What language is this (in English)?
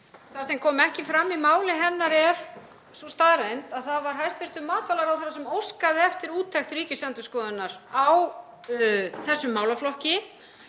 Icelandic